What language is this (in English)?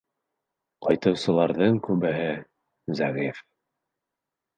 Bashkir